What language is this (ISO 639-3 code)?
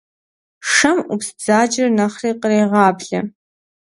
kbd